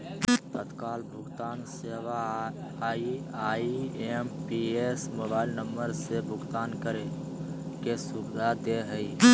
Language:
Magahi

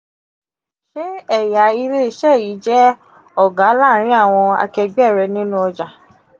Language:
Yoruba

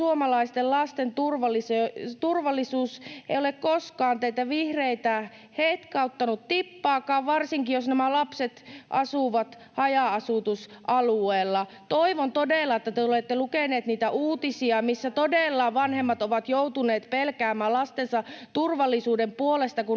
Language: Finnish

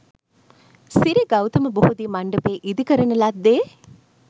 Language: Sinhala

